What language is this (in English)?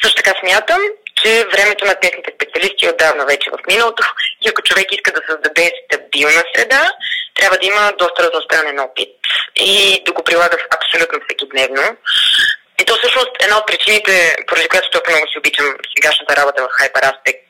Bulgarian